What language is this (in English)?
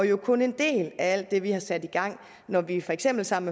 Danish